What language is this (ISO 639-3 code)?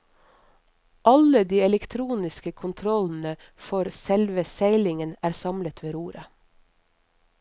nor